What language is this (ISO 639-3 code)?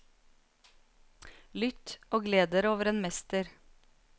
nor